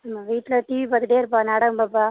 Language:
Tamil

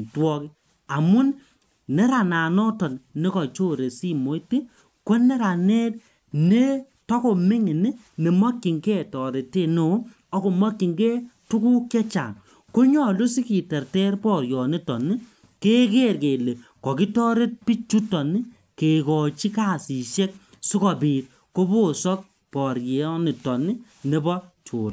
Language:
Kalenjin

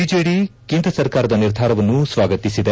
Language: Kannada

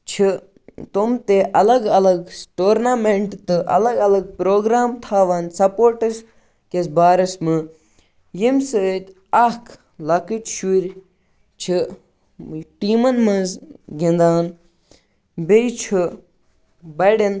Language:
Kashmiri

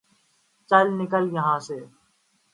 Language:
Urdu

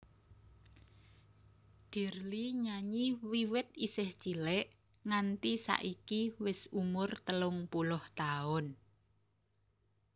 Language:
Javanese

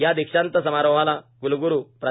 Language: Marathi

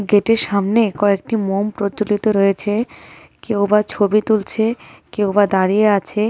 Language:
Bangla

